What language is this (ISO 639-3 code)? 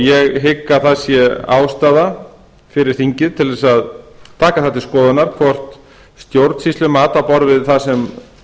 isl